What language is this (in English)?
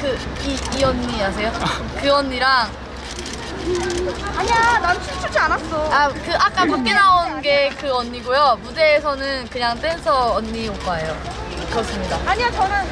Korean